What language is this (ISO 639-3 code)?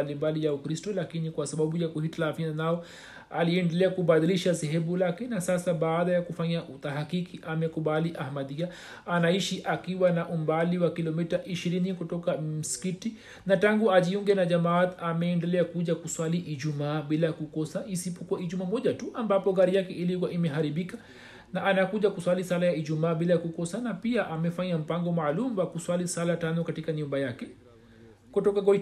swa